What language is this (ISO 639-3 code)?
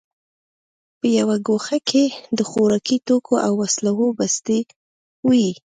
pus